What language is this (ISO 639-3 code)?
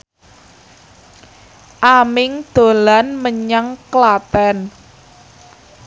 jav